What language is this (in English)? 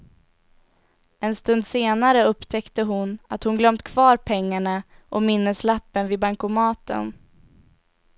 Swedish